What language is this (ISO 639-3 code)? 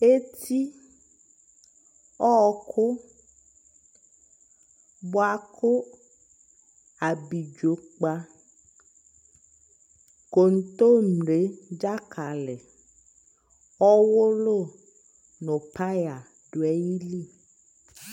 kpo